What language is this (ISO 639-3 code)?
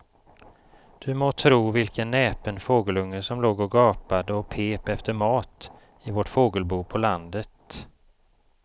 swe